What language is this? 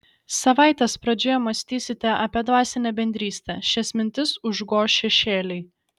Lithuanian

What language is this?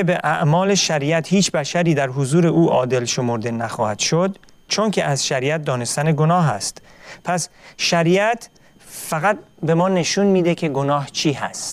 Persian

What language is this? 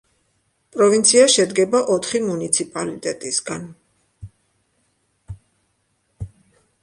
Georgian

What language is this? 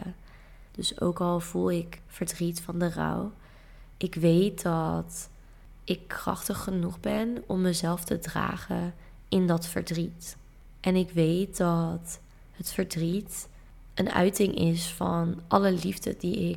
Dutch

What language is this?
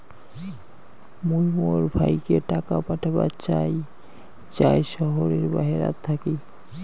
Bangla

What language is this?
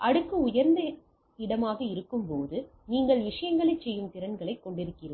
Tamil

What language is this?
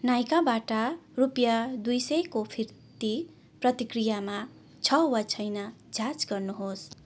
Nepali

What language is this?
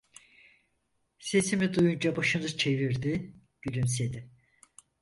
Turkish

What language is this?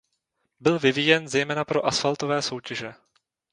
Czech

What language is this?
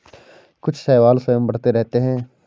Hindi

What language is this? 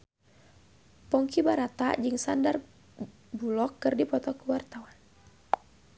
Sundanese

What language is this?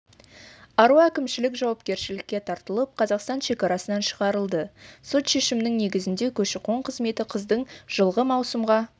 Kazakh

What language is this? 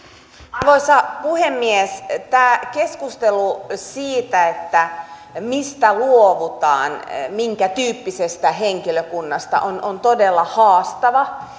Finnish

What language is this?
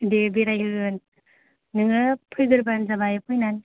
Bodo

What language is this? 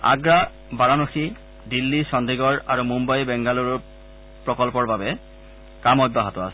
Assamese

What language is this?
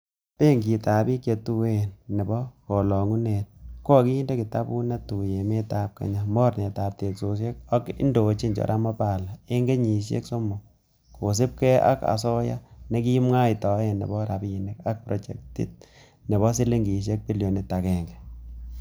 Kalenjin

